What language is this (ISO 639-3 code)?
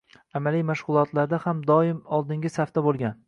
uzb